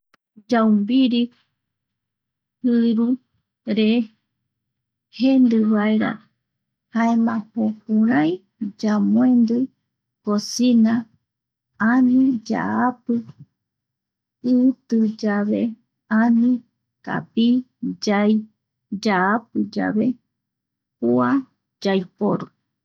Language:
Eastern Bolivian Guaraní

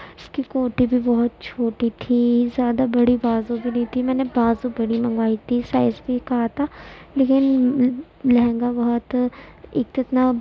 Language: Urdu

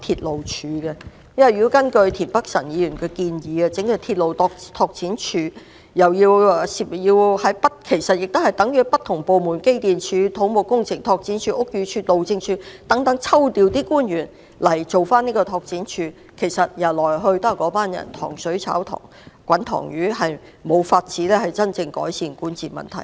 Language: Cantonese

